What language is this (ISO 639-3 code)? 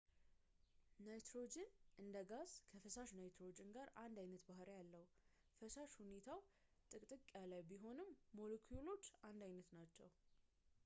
amh